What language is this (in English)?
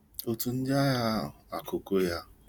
Igbo